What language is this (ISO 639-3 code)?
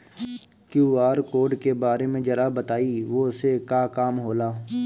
bho